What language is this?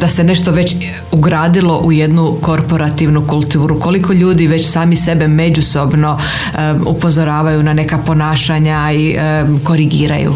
Croatian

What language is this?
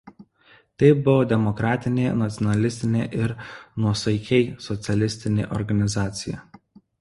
Lithuanian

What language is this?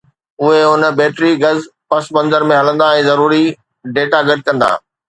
Sindhi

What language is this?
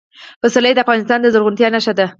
Pashto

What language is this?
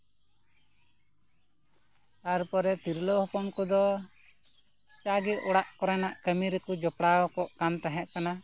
Santali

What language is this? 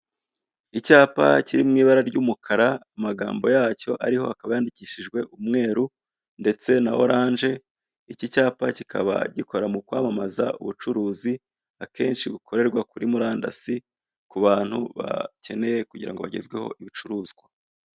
Kinyarwanda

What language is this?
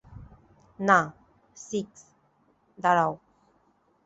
Bangla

